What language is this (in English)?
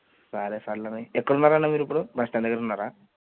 Telugu